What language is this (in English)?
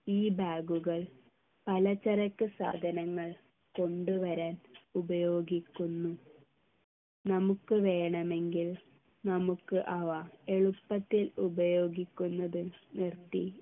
Malayalam